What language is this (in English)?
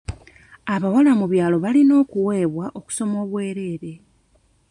Ganda